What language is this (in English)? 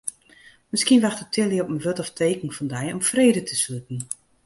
Western Frisian